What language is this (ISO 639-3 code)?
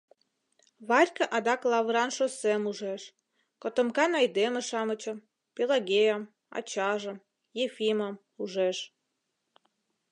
chm